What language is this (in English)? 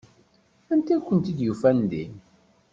Kabyle